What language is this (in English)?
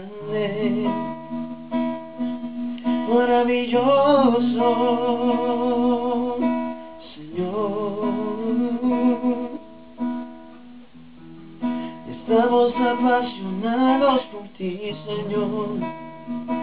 Romanian